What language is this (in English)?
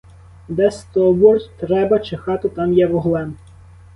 Ukrainian